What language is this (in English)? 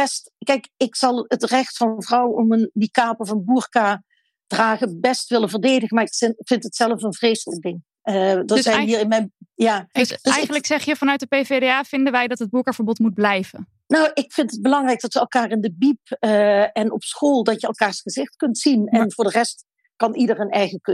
Dutch